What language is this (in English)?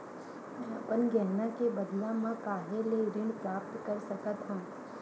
Chhattisgarhi